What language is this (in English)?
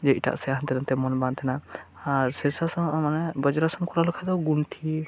Santali